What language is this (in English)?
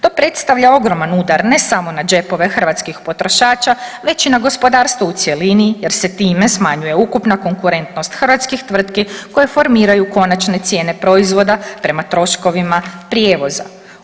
Croatian